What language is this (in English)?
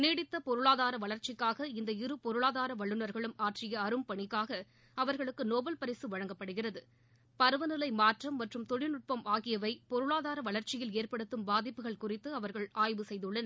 Tamil